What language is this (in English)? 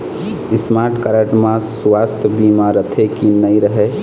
Chhattisgarhi